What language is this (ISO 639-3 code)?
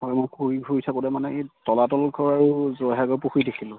asm